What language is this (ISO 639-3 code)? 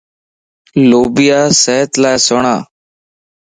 lss